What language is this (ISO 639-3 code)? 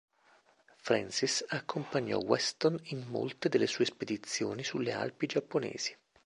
ita